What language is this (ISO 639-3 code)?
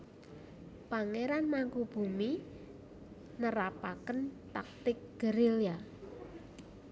jav